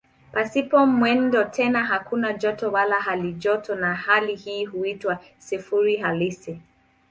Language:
Swahili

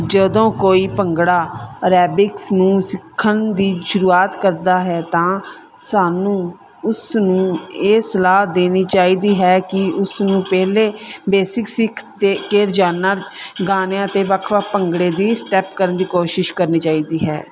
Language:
Punjabi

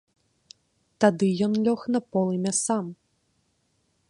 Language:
Belarusian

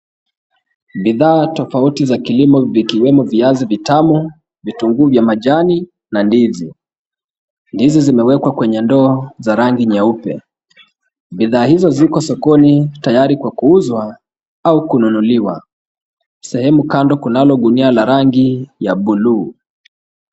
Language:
Swahili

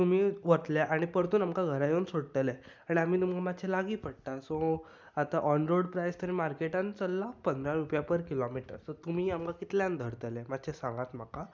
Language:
Konkani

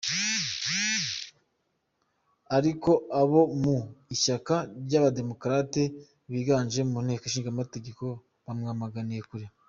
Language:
Kinyarwanda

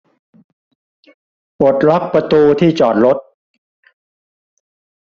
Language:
Thai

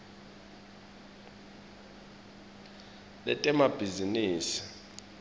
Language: Swati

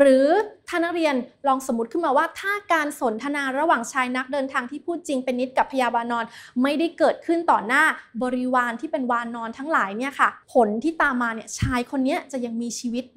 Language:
Thai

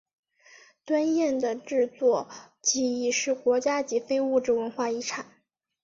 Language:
Chinese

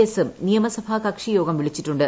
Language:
Malayalam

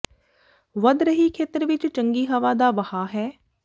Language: Punjabi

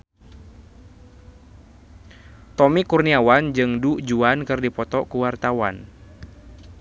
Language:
Sundanese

